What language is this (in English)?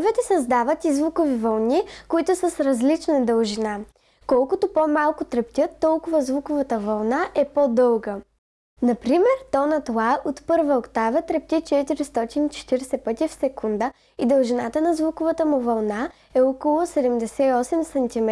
Bulgarian